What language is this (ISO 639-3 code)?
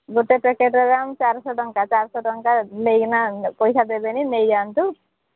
ori